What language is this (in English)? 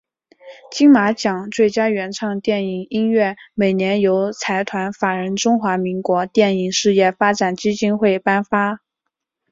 Chinese